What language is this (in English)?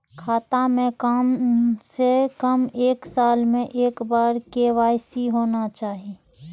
Maithili